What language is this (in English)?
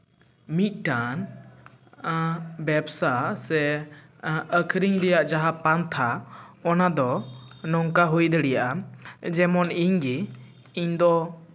Santali